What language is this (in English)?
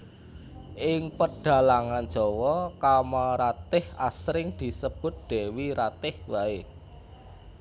Javanese